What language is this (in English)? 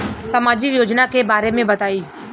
Bhojpuri